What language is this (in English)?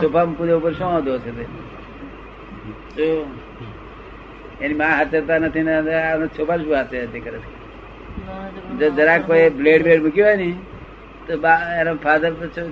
Gujarati